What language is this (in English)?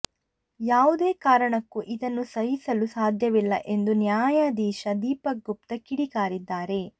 Kannada